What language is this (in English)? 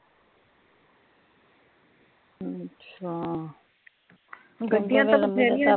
Punjabi